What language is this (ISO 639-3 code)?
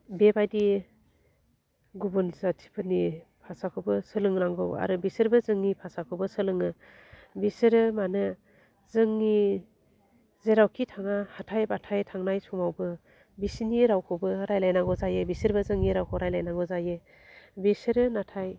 brx